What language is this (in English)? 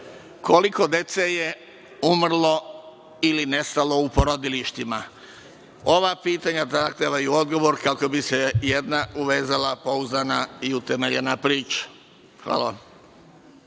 Serbian